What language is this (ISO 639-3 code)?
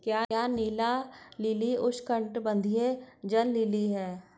hin